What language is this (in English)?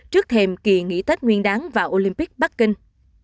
Vietnamese